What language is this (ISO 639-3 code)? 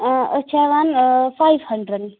kas